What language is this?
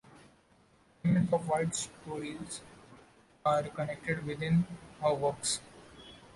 English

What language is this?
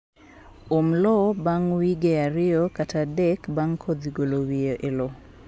Luo (Kenya and Tanzania)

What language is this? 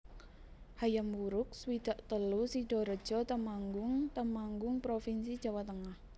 Javanese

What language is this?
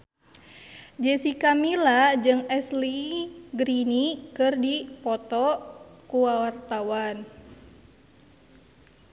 Sundanese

